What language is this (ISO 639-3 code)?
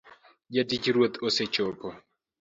luo